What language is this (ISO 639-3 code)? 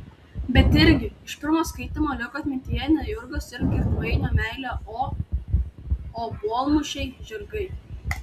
lit